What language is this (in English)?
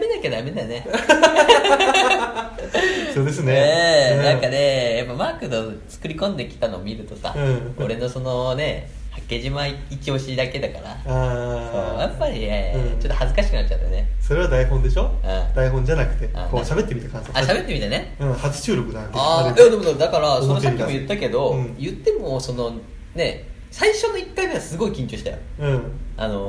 Japanese